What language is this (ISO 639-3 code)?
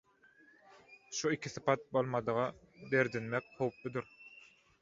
tuk